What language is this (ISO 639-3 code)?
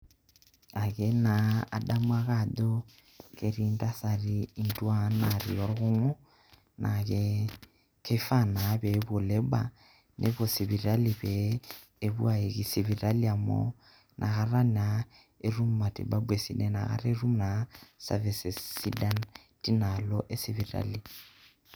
mas